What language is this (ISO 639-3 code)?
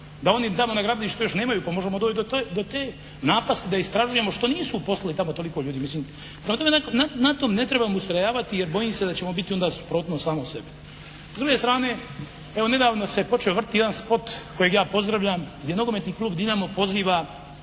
hrv